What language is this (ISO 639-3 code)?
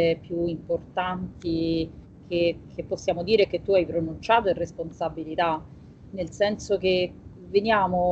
ita